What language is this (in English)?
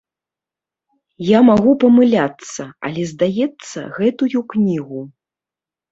Belarusian